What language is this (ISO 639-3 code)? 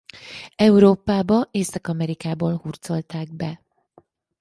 hun